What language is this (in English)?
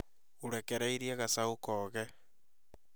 Kikuyu